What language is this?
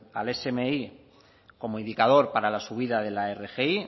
Spanish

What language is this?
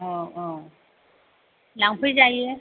Bodo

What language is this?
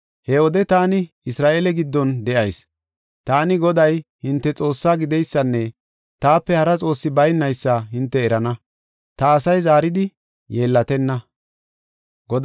Gofa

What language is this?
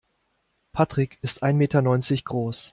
German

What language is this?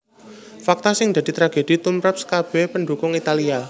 Javanese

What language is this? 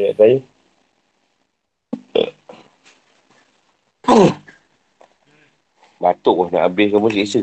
Malay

